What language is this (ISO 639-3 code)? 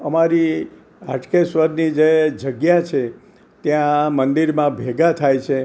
guj